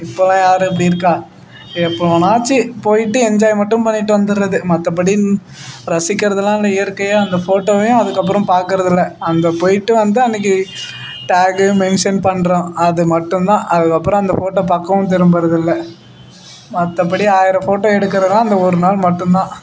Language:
Tamil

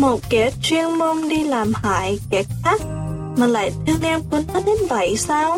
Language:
Vietnamese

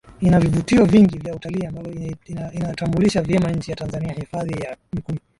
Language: Swahili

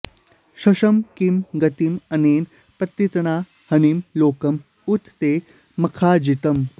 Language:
Sanskrit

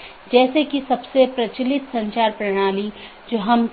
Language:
Hindi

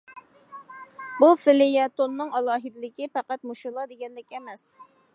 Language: Uyghur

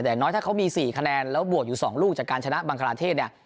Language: Thai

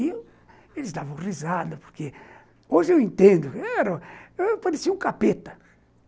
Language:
Portuguese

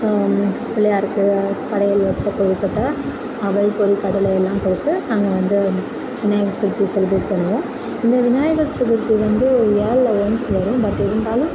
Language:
Tamil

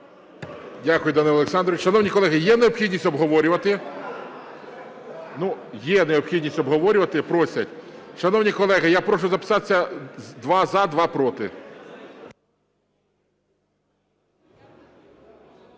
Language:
Ukrainian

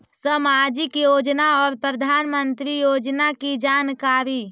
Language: Magahi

